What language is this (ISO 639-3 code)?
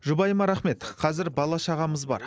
kaz